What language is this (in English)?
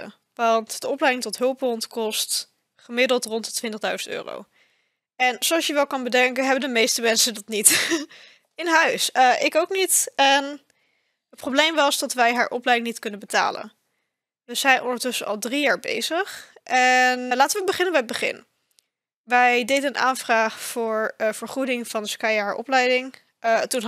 Dutch